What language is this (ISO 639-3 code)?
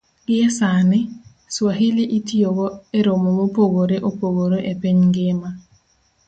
luo